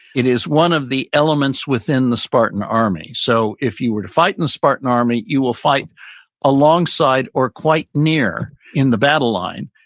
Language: English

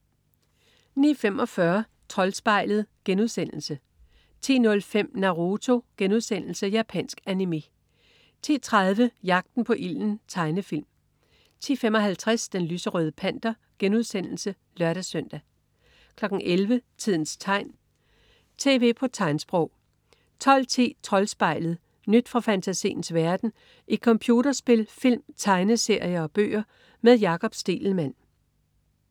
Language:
Danish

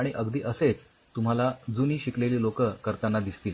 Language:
Marathi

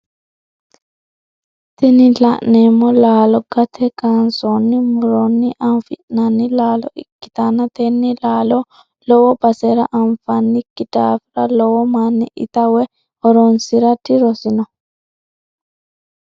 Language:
Sidamo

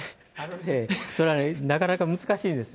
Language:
Japanese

